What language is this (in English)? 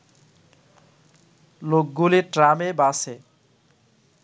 Bangla